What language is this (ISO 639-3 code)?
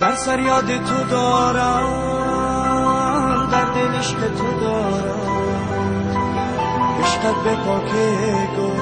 fas